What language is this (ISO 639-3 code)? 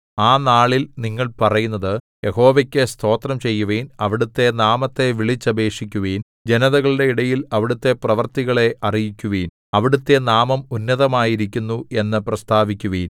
mal